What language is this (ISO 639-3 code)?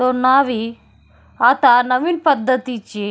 mar